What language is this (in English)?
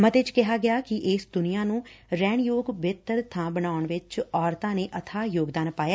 Punjabi